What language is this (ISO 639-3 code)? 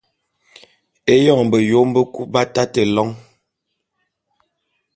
bum